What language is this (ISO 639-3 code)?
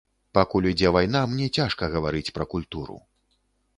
bel